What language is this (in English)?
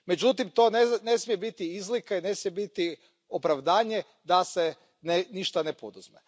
Croatian